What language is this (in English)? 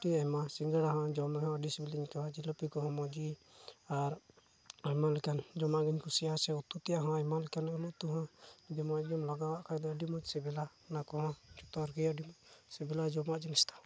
Santali